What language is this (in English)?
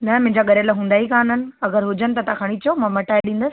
Sindhi